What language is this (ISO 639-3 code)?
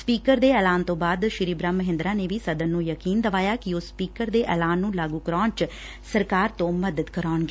pan